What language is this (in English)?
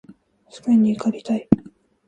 Japanese